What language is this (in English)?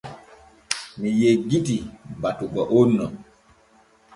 Borgu Fulfulde